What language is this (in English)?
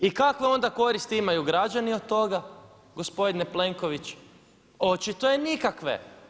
Croatian